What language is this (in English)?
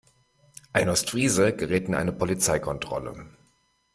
German